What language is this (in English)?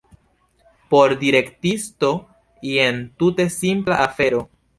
Esperanto